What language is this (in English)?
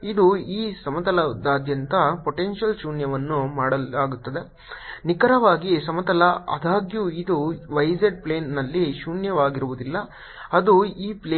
Kannada